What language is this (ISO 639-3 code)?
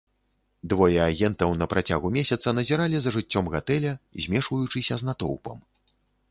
bel